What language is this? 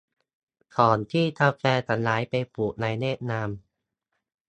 Thai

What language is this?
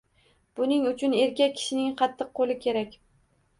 Uzbek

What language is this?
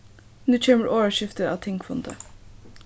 Faroese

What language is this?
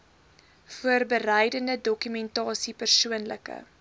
Afrikaans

